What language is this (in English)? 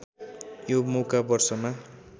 Nepali